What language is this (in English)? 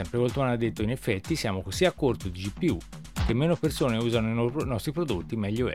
Italian